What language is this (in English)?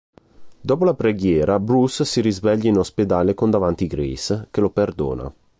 Italian